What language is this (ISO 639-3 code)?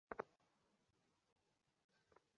ben